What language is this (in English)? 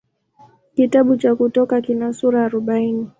Swahili